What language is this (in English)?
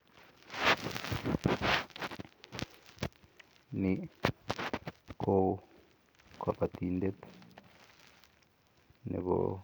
Kalenjin